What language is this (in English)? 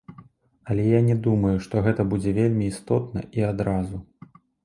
Belarusian